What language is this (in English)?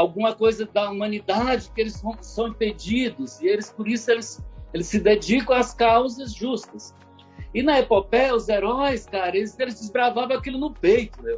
Portuguese